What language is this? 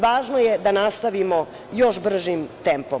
Serbian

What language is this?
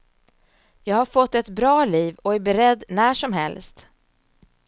Swedish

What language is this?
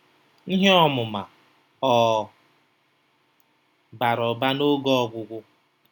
Igbo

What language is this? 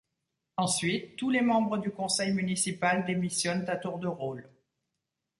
French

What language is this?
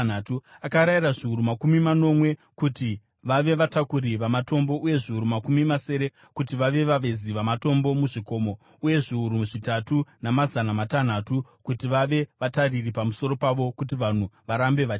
Shona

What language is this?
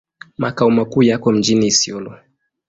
Swahili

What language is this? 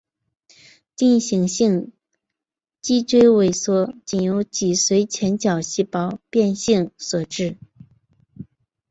Chinese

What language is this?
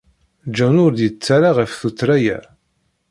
Kabyle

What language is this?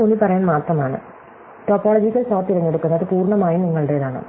Malayalam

